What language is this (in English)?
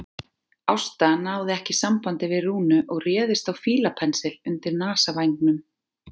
Icelandic